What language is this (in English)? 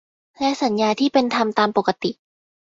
Thai